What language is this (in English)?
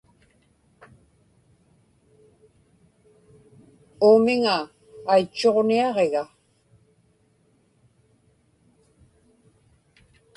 Inupiaq